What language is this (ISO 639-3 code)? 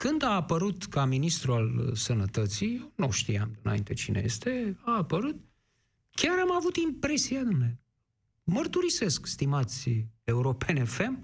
ron